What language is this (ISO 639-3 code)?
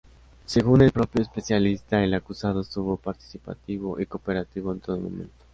spa